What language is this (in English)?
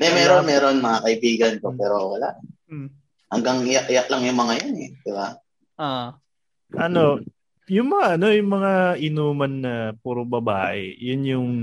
Filipino